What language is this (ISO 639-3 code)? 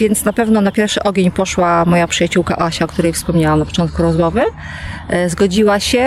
pol